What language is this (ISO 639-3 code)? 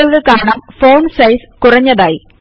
mal